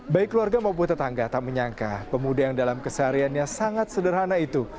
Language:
Indonesian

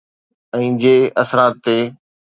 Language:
Sindhi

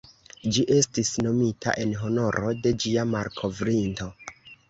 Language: Esperanto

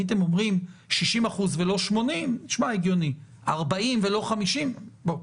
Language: Hebrew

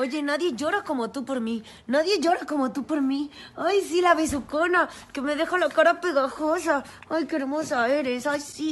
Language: Spanish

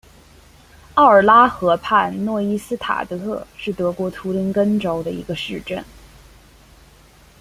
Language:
Chinese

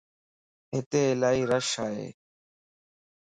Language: Lasi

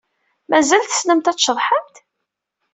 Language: Kabyle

